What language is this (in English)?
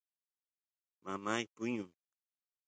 Santiago del Estero Quichua